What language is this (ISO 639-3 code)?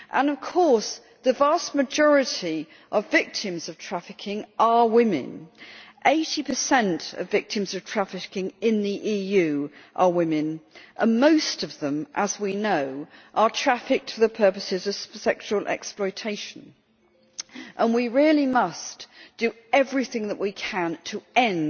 eng